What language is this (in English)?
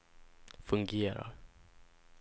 Swedish